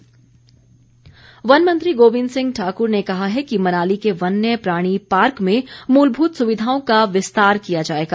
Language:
Hindi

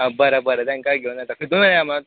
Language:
Konkani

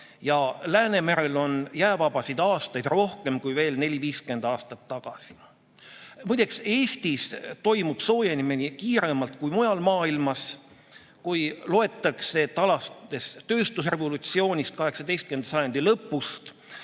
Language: Estonian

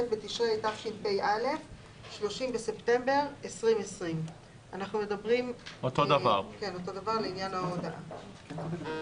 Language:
Hebrew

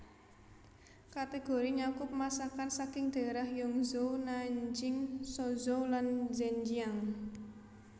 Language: Javanese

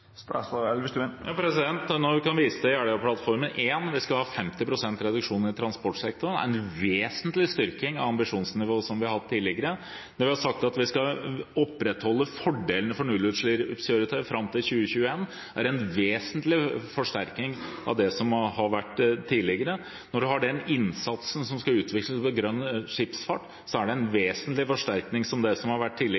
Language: Norwegian Bokmål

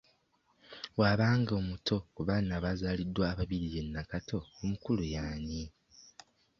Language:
Ganda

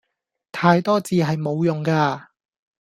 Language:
Cantonese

